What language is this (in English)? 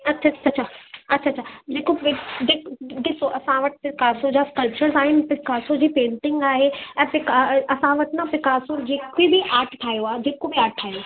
Sindhi